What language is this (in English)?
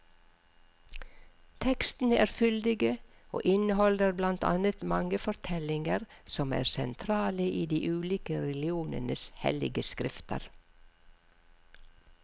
Norwegian